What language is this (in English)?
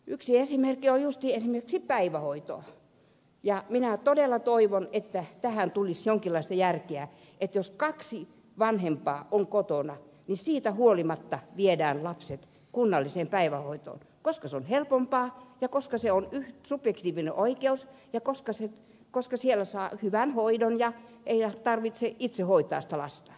Finnish